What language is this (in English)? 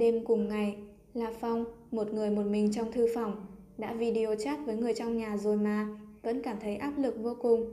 Vietnamese